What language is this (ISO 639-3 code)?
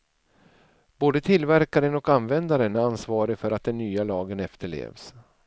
swe